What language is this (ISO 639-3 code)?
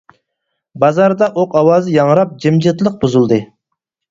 uig